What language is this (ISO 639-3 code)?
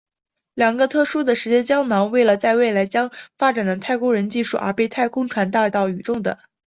zho